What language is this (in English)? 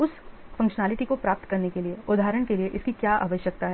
Hindi